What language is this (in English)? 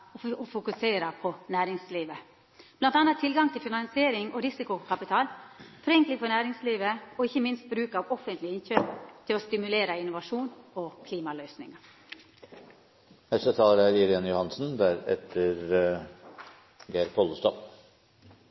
Norwegian Nynorsk